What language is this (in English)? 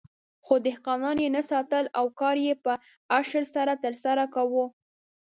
Pashto